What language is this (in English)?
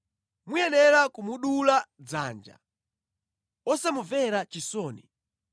Nyanja